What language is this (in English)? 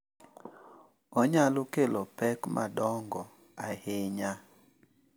Luo (Kenya and Tanzania)